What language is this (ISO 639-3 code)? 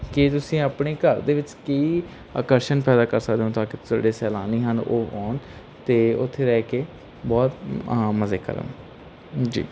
pan